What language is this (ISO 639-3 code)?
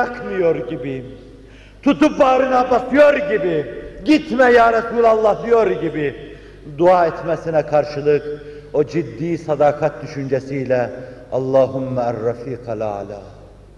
tur